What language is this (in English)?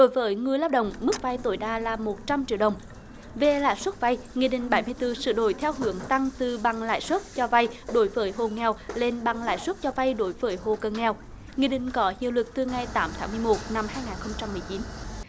Vietnamese